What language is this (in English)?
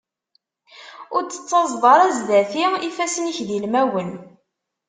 Kabyle